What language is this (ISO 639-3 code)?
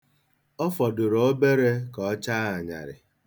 ibo